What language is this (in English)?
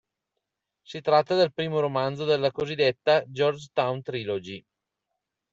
Italian